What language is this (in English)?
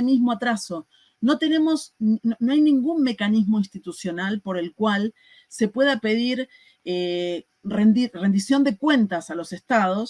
Spanish